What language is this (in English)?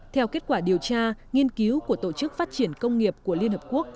Vietnamese